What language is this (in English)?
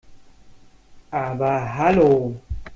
German